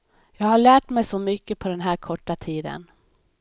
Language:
Swedish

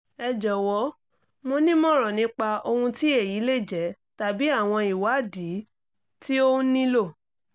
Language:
Yoruba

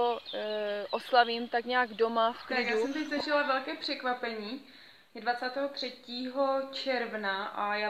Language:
Czech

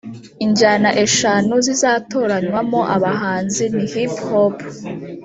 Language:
Kinyarwanda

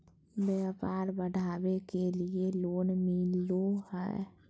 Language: Magahi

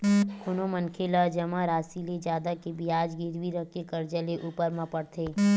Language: Chhattisgarhi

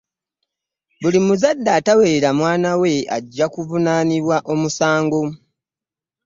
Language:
Ganda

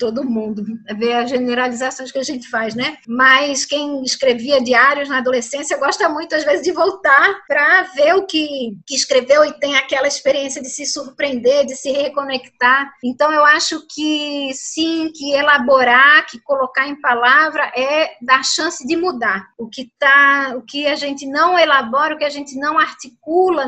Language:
Portuguese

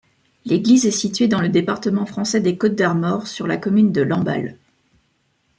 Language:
French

